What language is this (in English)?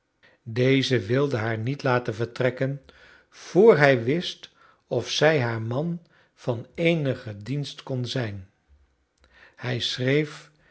Dutch